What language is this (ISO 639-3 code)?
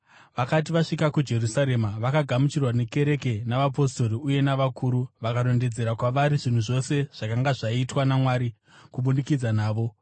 sna